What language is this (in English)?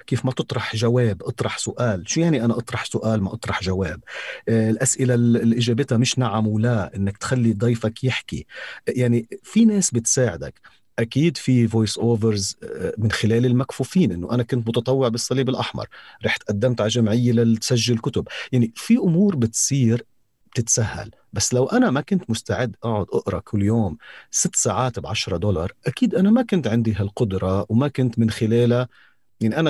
Arabic